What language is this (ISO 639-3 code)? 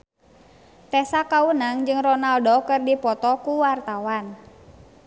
sun